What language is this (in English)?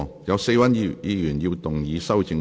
Cantonese